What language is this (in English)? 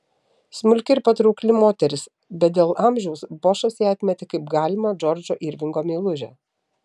Lithuanian